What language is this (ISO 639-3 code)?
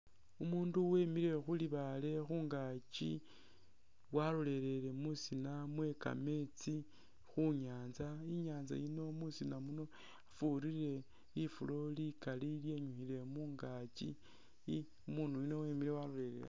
myx